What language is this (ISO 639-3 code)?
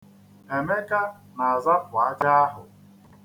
ibo